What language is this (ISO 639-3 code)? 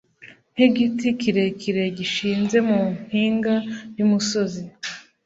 kin